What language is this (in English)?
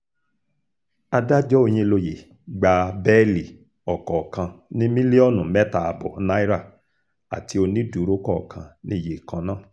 Yoruba